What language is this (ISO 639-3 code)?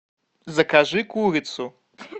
rus